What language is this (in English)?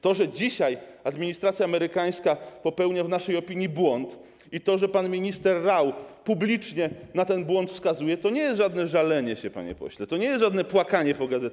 Polish